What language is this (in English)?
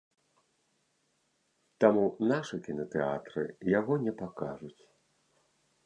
Belarusian